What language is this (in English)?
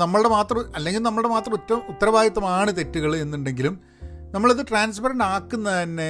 Malayalam